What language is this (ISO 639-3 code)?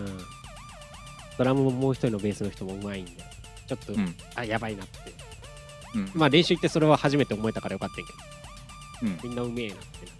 jpn